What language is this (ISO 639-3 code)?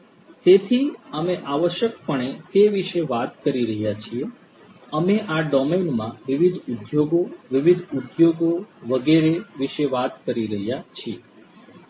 guj